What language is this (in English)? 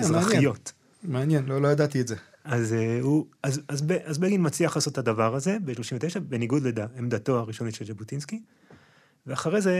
Hebrew